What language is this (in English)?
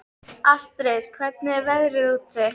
Icelandic